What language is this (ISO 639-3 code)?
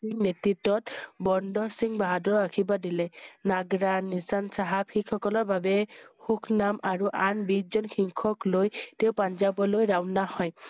asm